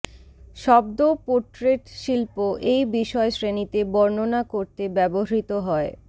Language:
Bangla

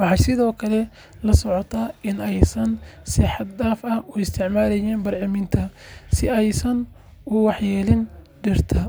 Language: Somali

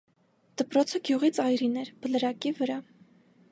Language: Armenian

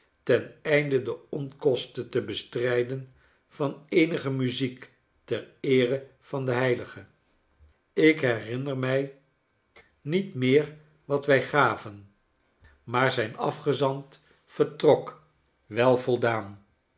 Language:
Dutch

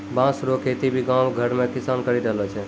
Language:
Maithili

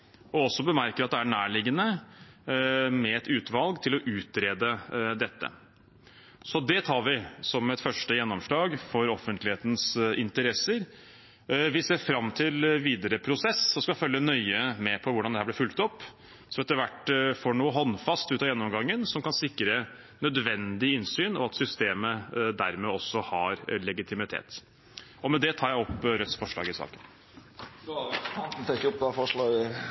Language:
Norwegian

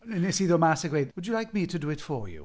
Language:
Welsh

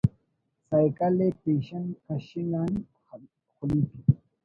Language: Brahui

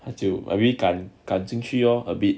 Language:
English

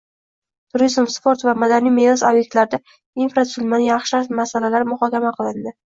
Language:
Uzbek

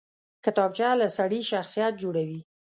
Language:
Pashto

